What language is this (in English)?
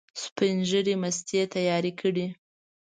Pashto